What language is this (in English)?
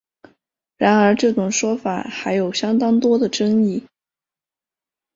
Chinese